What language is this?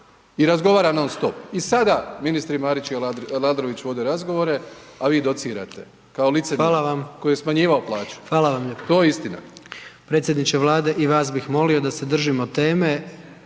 Croatian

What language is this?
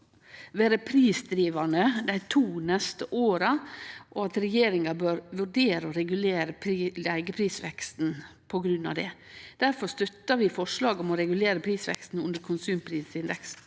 Norwegian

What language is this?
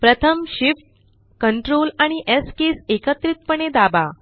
Marathi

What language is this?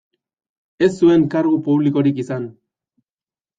Basque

